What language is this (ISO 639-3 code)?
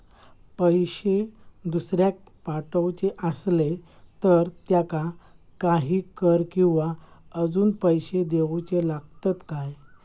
mar